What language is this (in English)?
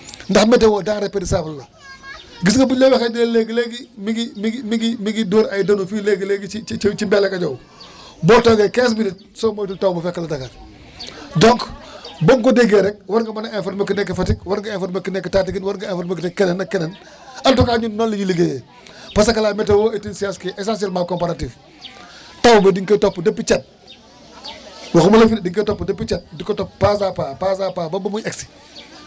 Wolof